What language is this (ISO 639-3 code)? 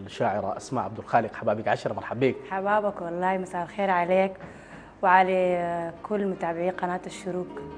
ara